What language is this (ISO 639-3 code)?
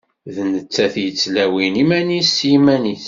kab